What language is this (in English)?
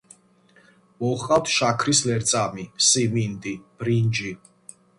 Georgian